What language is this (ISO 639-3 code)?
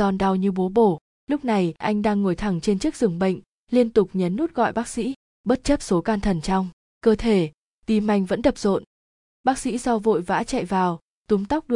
vie